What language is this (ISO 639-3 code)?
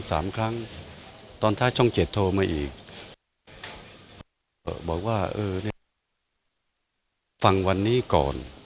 tha